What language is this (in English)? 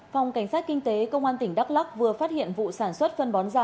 Vietnamese